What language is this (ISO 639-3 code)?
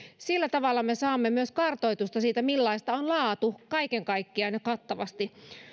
fin